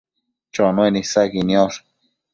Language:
Matsés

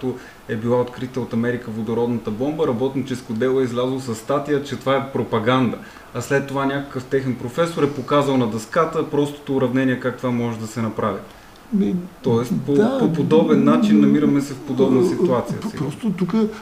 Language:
Bulgarian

